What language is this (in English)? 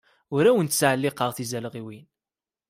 Kabyle